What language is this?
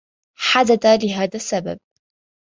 Arabic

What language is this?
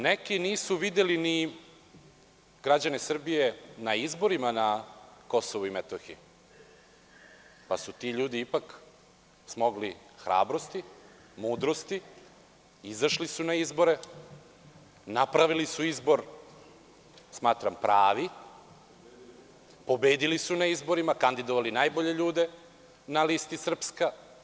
Serbian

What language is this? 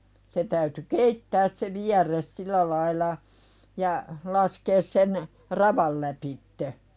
Finnish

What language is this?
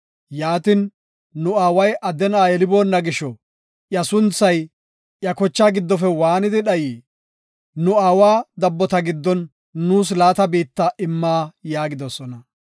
Gofa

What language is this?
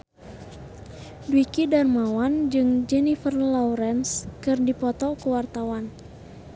Sundanese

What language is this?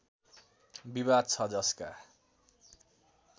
Nepali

